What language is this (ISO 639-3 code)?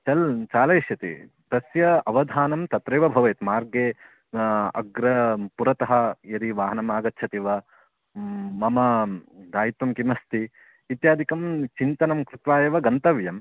san